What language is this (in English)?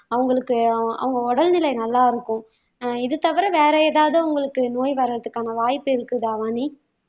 Tamil